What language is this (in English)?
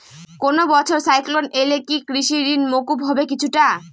Bangla